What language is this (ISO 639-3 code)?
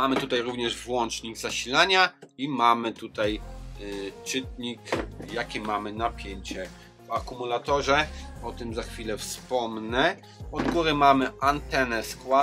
pol